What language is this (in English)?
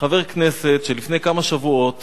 Hebrew